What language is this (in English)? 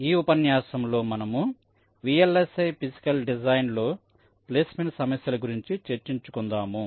Telugu